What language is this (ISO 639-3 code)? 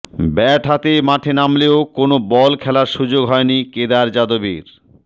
ben